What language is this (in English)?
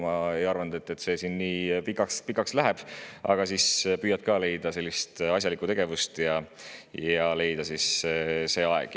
Estonian